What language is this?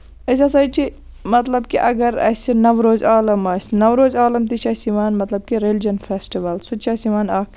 Kashmiri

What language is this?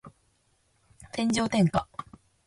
Japanese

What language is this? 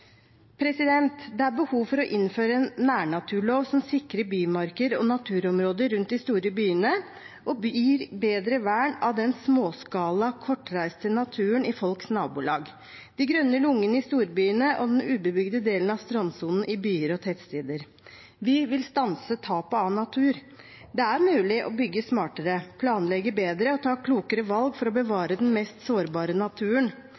Norwegian Bokmål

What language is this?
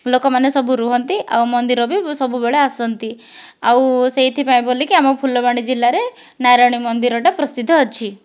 Odia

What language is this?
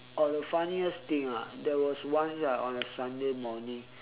English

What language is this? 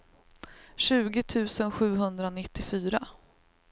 Swedish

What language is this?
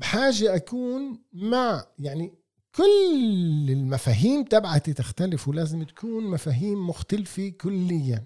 Arabic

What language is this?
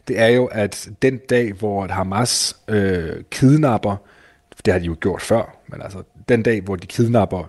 Danish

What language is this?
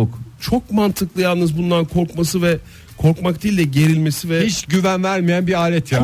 Turkish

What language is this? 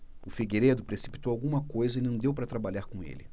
Portuguese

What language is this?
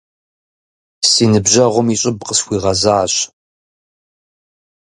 Kabardian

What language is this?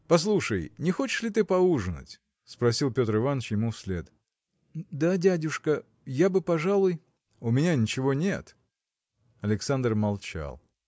Russian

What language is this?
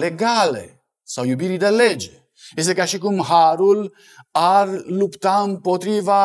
Romanian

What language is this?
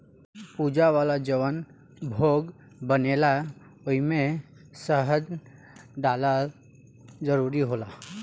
Bhojpuri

